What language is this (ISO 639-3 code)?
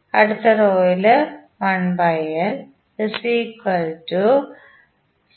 mal